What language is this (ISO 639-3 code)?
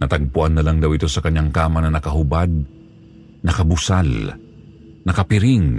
fil